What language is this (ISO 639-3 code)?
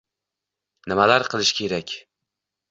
uzb